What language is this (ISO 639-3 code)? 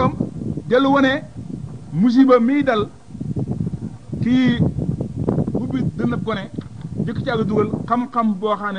ara